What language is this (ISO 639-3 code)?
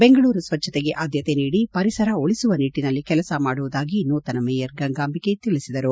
kan